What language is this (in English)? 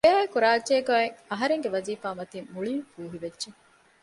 Divehi